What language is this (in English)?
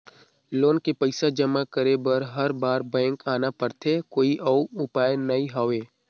Chhattisgarhi